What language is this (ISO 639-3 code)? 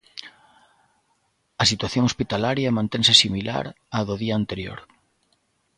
glg